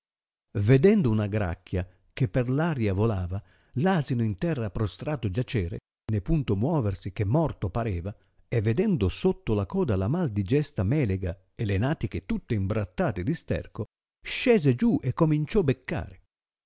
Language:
Italian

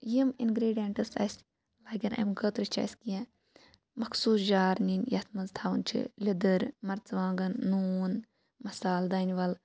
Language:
Kashmiri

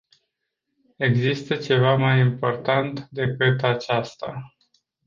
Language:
Romanian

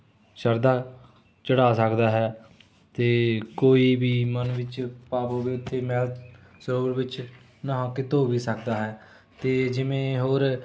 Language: Punjabi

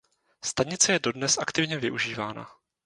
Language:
Czech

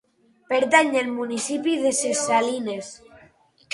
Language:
Catalan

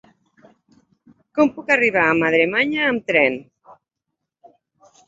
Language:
Catalan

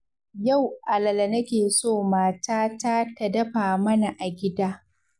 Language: Hausa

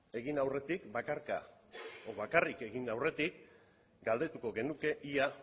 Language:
Basque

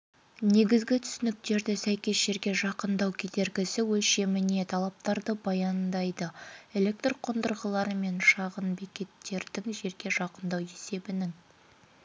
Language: Kazakh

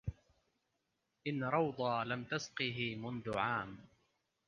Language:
Arabic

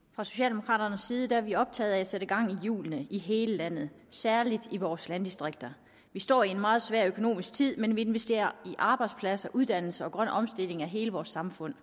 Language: Danish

